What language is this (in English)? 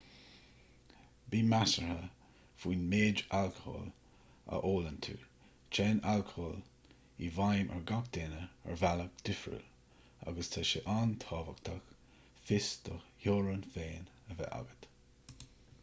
Irish